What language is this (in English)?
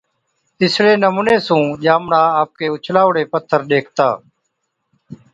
Od